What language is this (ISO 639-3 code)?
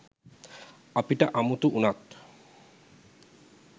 sin